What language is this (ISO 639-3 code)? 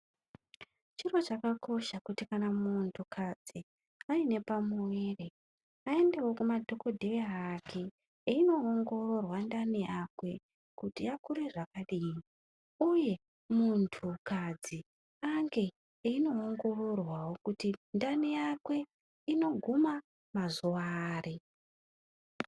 ndc